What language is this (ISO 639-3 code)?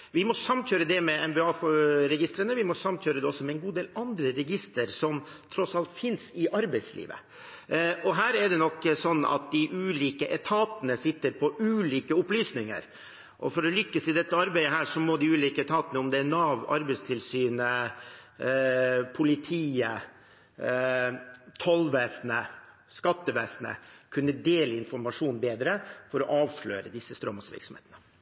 nob